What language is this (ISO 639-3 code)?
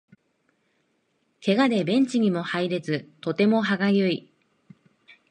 jpn